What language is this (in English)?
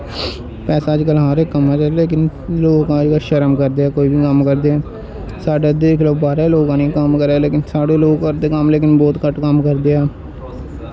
Dogri